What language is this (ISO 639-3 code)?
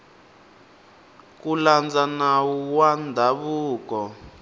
tso